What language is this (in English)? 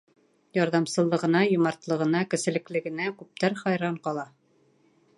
Bashkir